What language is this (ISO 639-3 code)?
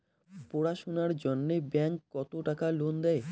ben